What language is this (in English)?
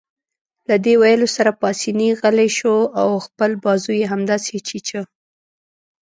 Pashto